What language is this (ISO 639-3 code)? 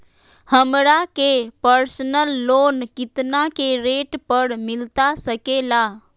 mag